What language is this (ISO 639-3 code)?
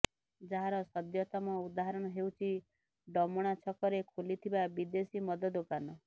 ori